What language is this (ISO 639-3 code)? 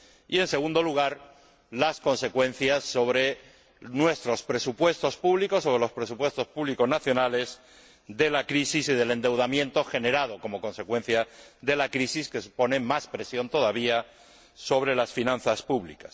spa